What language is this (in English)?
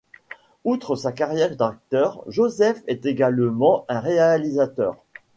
French